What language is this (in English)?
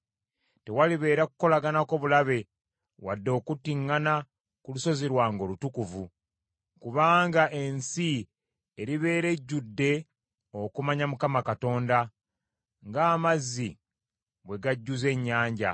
Ganda